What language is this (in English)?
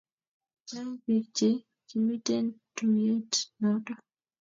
Kalenjin